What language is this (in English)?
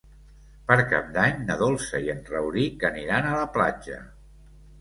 Catalan